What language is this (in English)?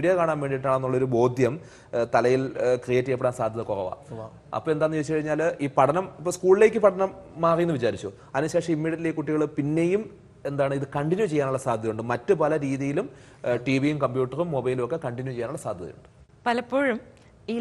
Turkish